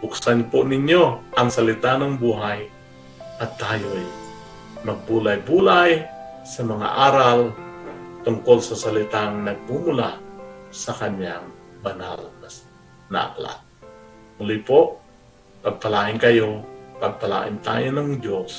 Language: Filipino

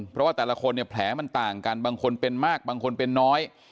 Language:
Thai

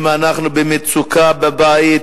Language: Hebrew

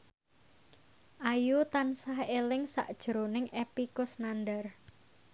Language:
Javanese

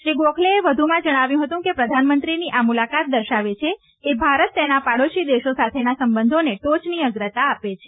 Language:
Gujarati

